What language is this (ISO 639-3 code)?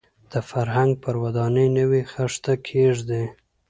pus